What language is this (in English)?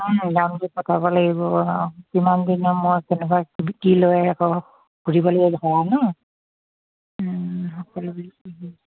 Assamese